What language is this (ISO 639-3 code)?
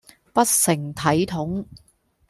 yue